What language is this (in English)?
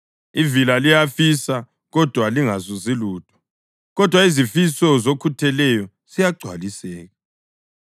North Ndebele